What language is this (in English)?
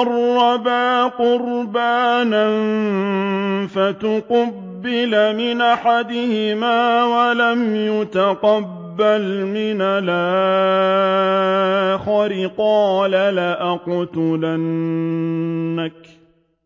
Arabic